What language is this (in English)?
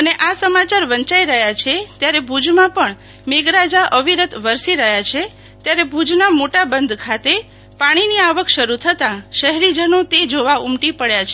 Gujarati